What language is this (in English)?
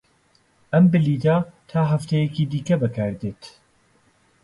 Central Kurdish